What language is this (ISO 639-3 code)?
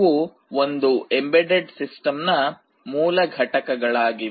kan